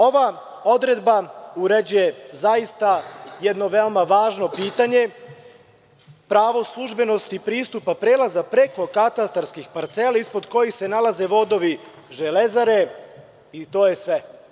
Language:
Serbian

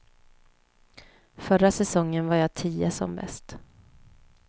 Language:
Swedish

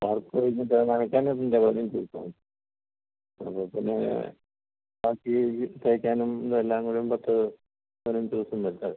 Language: Malayalam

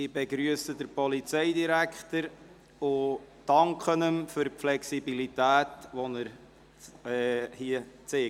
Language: Swiss German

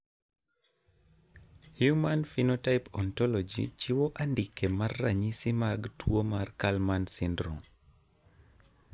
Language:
Luo (Kenya and Tanzania)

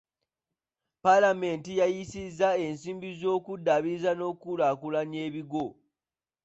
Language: Ganda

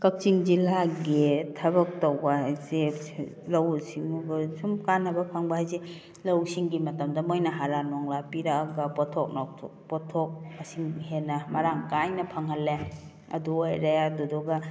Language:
Manipuri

